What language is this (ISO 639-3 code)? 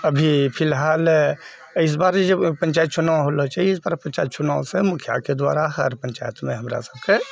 mai